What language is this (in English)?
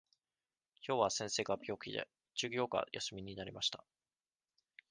Japanese